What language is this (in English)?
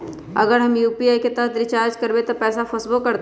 Magahi